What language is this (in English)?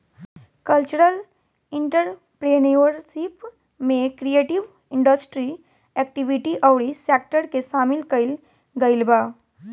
Bhojpuri